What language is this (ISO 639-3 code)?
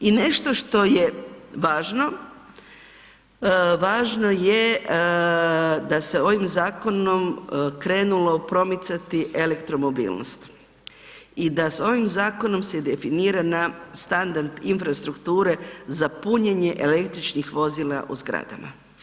hrv